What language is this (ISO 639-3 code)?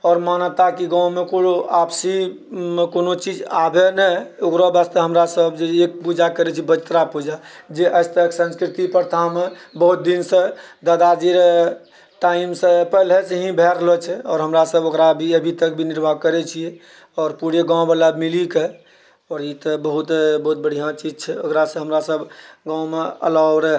mai